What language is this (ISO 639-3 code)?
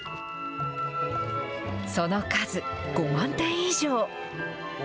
jpn